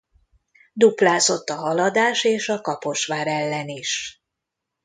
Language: Hungarian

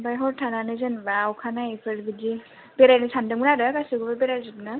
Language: Bodo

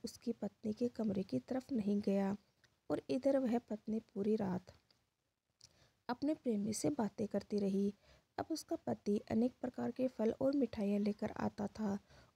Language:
Hindi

